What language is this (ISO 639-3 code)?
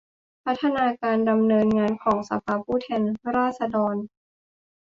tha